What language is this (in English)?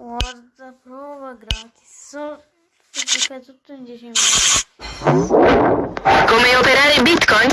Italian